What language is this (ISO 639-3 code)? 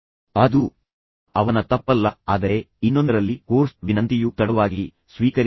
kan